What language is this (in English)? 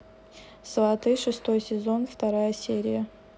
Russian